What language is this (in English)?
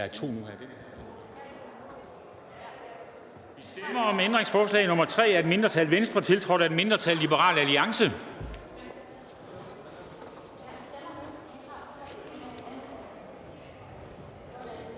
Danish